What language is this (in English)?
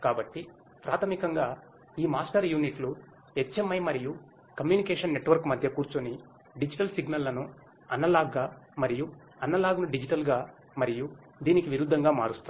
Telugu